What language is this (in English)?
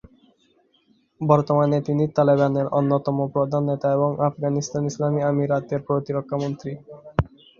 Bangla